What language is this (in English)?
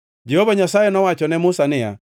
Luo (Kenya and Tanzania)